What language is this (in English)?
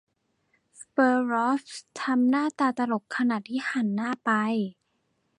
Thai